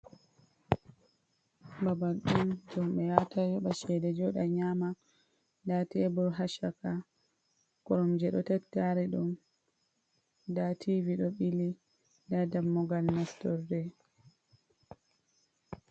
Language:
Fula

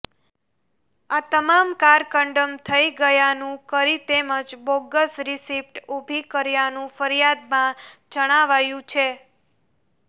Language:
Gujarati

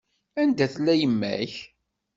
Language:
Kabyle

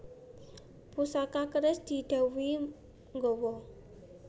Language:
Javanese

